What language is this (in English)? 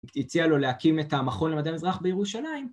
Hebrew